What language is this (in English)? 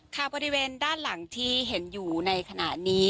Thai